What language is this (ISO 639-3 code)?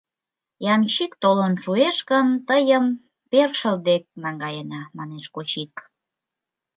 chm